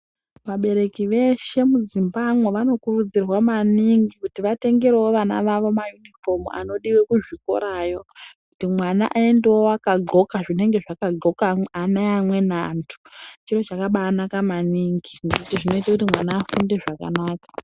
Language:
Ndau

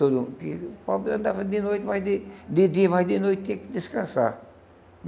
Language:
Portuguese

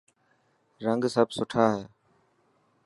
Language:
Dhatki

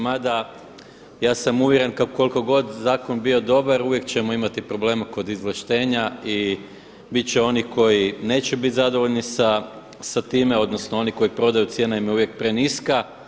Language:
Croatian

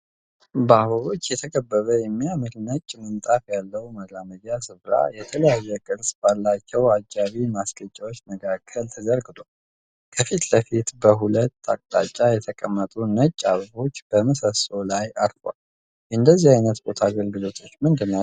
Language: Amharic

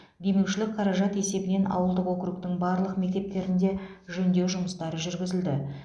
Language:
Kazakh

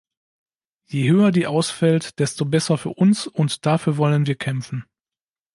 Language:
German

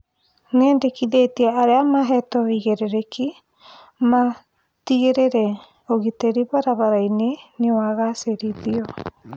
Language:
Kikuyu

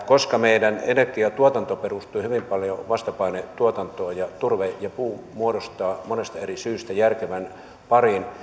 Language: Finnish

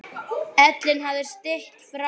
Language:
Icelandic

